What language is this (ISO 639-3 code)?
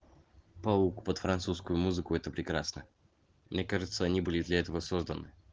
rus